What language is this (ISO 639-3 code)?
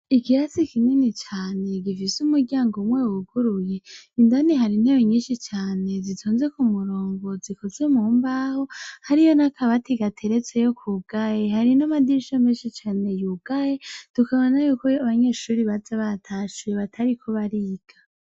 run